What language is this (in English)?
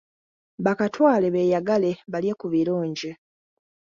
Ganda